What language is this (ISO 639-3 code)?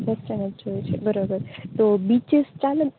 guj